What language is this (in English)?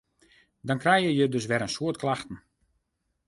Western Frisian